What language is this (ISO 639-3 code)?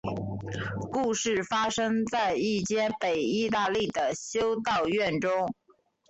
zho